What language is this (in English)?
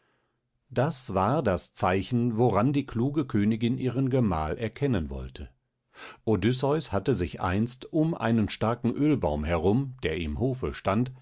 German